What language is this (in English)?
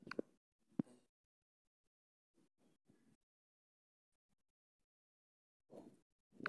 Somali